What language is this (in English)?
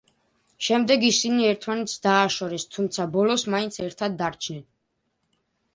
Georgian